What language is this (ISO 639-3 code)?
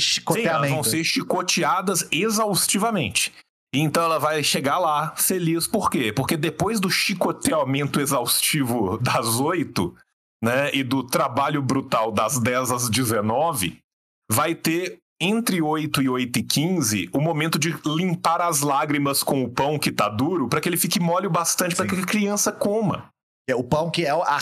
por